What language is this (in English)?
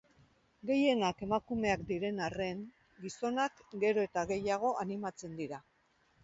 Basque